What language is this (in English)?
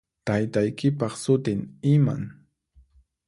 Puno Quechua